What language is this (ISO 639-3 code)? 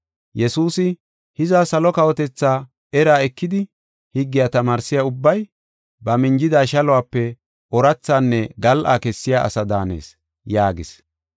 gof